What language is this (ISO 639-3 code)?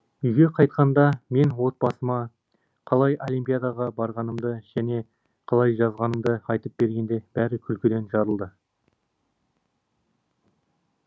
kaz